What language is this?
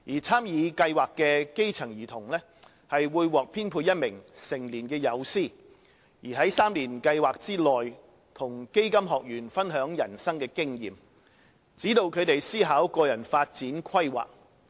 Cantonese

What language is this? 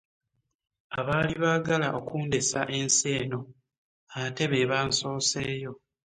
Ganda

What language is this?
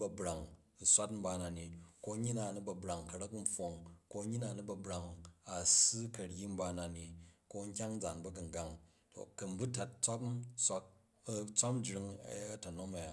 Jju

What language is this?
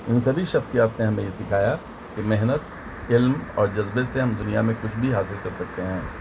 Urdu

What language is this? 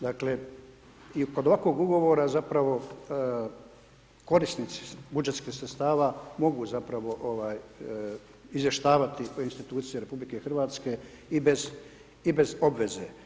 Croatian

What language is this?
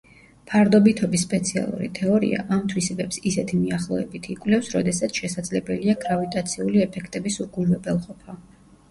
Georgian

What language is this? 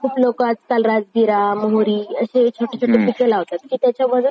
Marathi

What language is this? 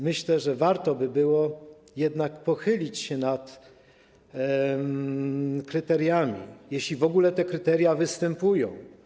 Polish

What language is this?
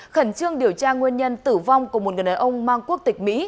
Vietnamese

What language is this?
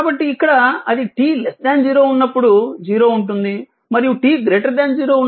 Telugu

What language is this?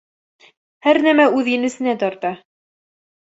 Bashkir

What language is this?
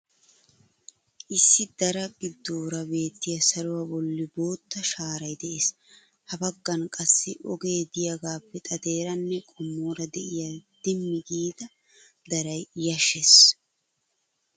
Wolaytta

